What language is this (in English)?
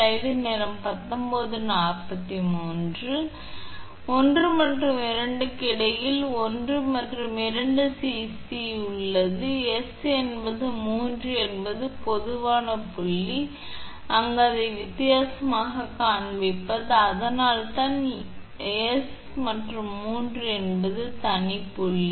Tamil